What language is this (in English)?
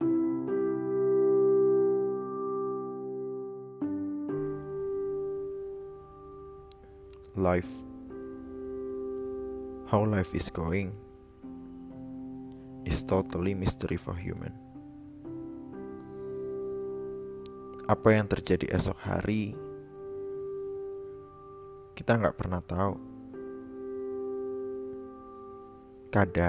Indonesian